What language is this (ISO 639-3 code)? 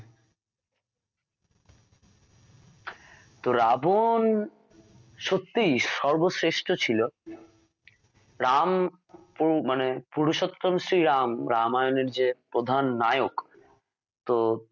ben